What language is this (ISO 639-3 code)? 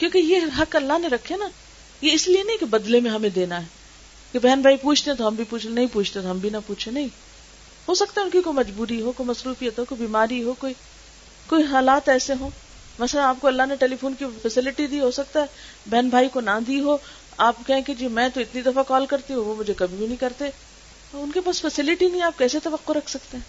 urd